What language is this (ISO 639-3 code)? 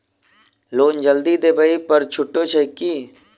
mai